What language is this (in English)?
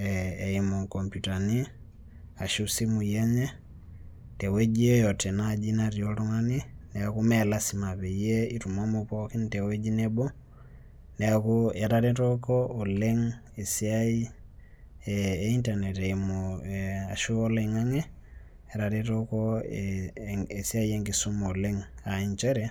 Masai